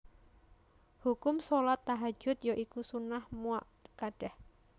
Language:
Javanese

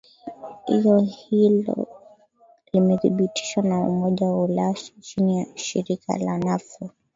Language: Swahili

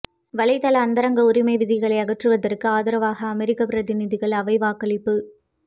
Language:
Tamil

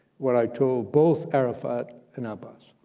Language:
English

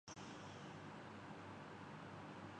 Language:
Urdu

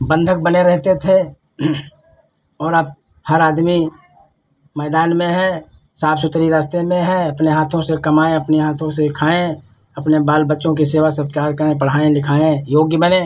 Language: Hindi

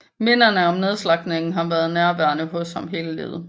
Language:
Danish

